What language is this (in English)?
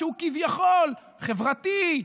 Hebrew